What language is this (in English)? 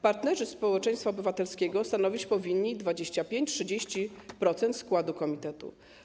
Polish